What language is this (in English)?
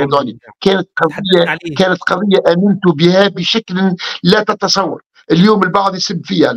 Arabic